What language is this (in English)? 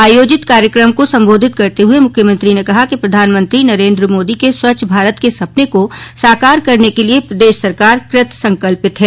Hindi